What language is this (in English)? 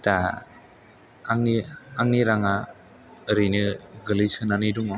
Bodo